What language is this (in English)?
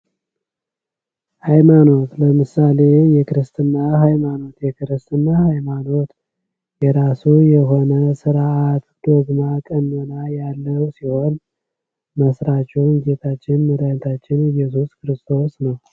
Amharic